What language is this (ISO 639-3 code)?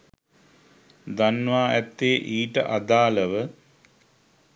sin